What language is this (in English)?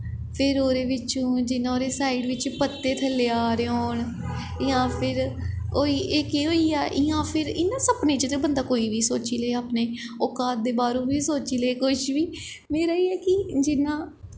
Dogri